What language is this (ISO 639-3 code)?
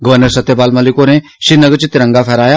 doi